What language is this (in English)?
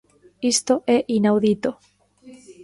Galician